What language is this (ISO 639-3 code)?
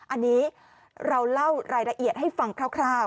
tha